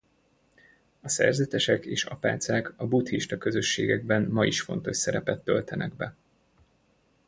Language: Hungarian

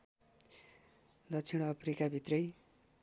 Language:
Nepali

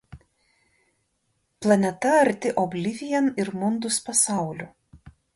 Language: Lithuanian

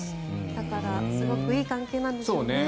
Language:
Japanese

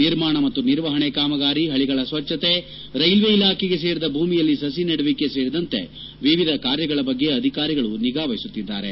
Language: Kannada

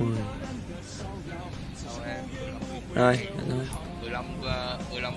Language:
Vietnamese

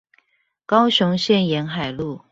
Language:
Chinese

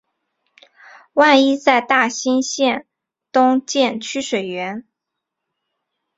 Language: Chinese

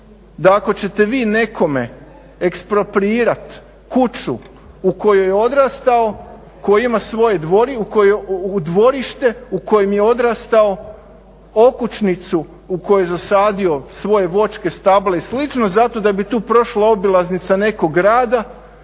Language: Croatian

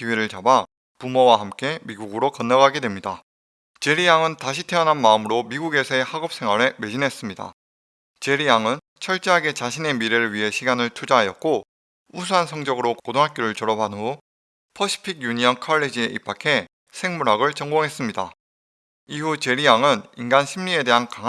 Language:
Korean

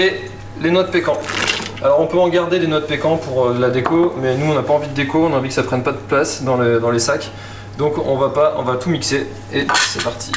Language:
French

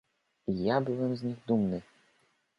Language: Polish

